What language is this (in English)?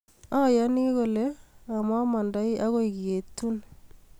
Kalenjin